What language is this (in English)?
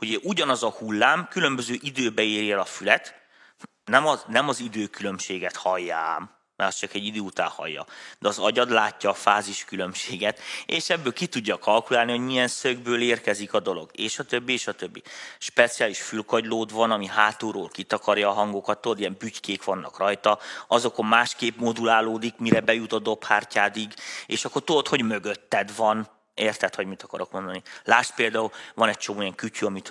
Hungarian